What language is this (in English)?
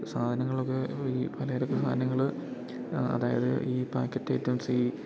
Malayalam